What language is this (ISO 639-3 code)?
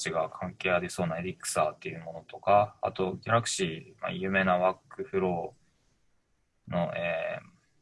jpn